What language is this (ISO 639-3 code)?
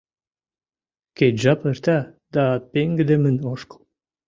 chm